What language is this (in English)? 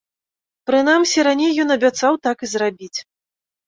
Belarusian